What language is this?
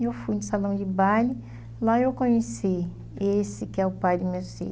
Portuguese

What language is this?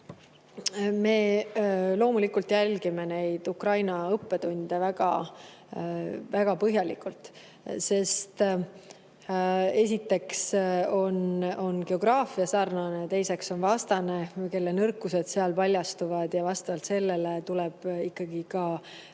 Estonian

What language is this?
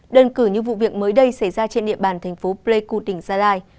Vietnamese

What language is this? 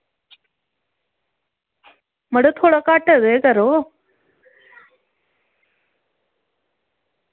Dogri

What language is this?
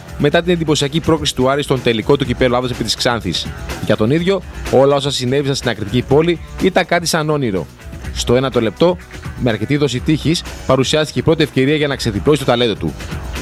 Greek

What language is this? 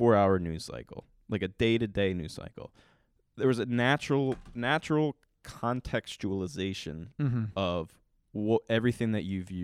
English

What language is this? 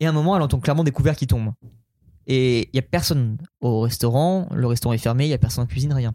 French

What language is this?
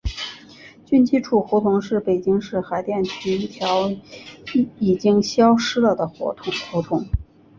Chinese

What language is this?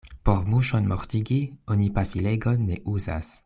Esperanto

